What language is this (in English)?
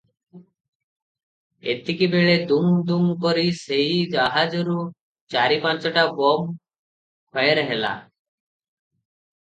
Odia